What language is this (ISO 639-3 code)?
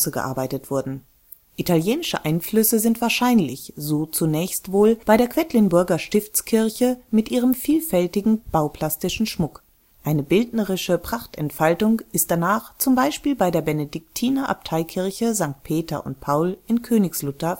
deu